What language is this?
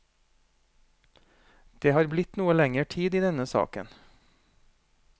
Norwegian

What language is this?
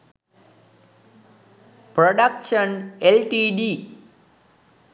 Sinhala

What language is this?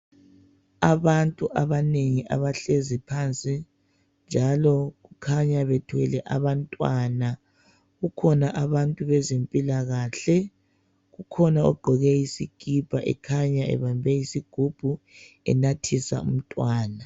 North Ndebele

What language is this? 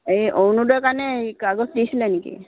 Assamese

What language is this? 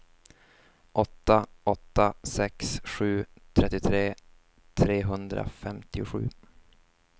Swedish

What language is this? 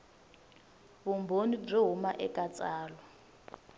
Tsonga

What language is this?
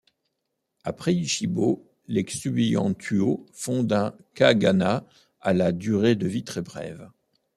French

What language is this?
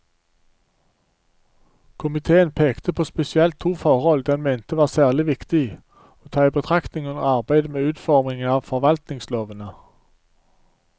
Norwegian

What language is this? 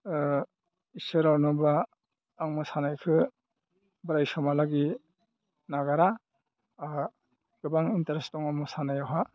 Bodo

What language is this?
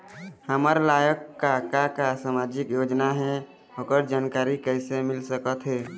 Chhattisgarhi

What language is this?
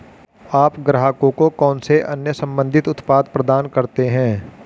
Hindi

